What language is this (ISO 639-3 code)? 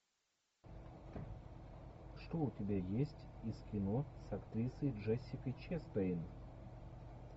rus